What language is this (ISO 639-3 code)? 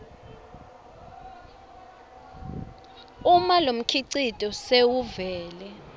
ssw